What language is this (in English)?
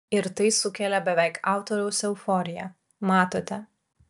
Lithuanian